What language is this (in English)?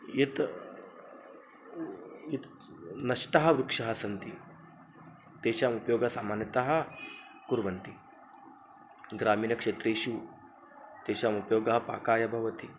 Sanskrit